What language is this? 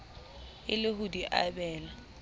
Southern Sotho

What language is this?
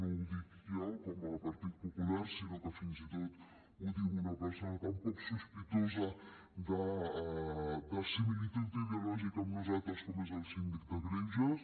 Catalan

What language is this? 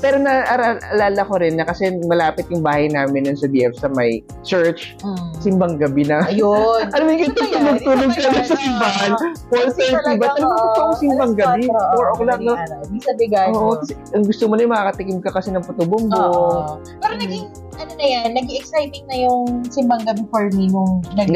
Filipino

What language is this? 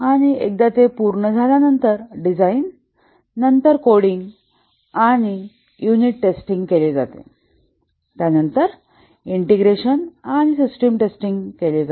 Marathi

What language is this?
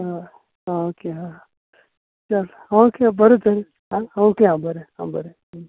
Konkani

